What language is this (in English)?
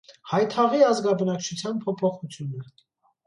Armenian